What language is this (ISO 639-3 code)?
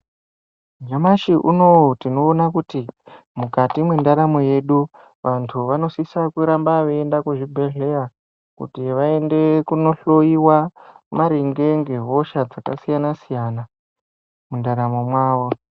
ndc